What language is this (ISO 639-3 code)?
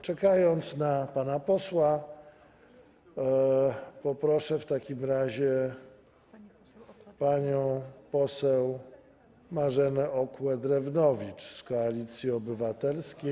pol